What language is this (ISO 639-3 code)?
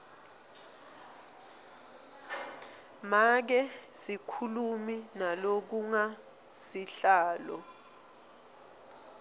ssw